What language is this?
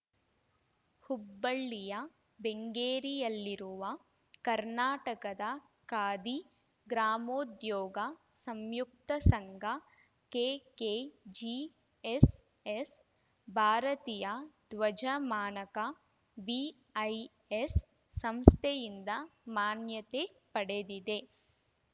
Kannada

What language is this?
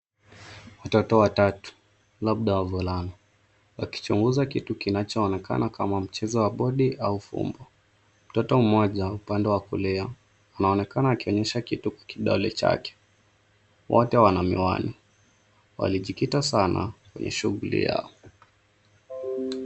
Swahili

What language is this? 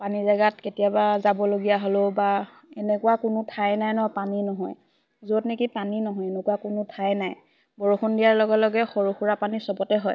Assamese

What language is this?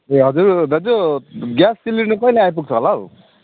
Nepali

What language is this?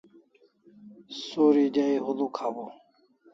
Kalasha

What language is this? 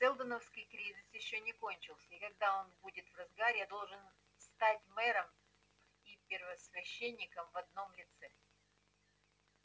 Russian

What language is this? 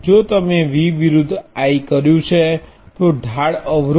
Gujarati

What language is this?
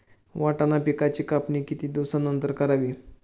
Marathi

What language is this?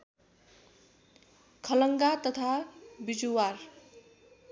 Nepali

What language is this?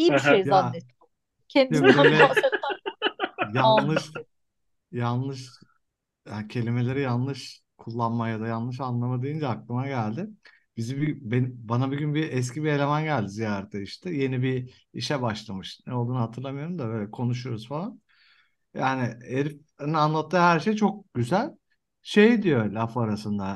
Turkish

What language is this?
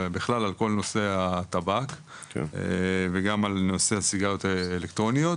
Hebrew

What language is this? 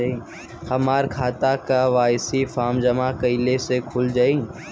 Bhojpuri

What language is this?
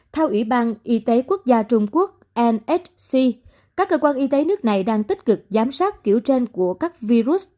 Vietnamese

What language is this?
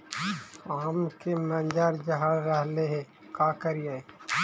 Magahi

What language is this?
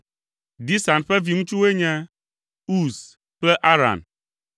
Ewe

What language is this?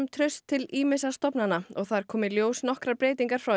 Icelandic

